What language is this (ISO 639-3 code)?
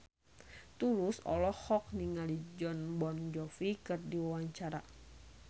sun